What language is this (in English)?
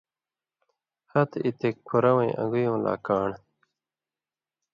Indus Kohistani